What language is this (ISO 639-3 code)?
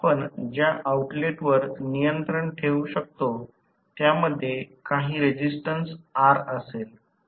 mar